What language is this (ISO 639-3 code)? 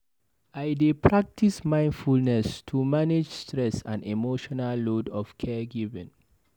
pcm